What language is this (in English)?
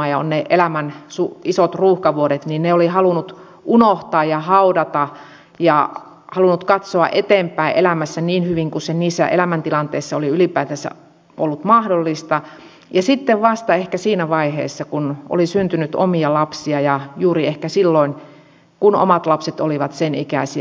Finnish